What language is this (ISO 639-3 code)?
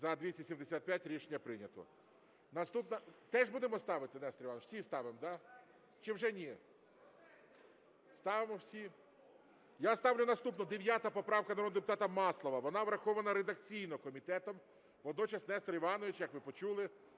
ukr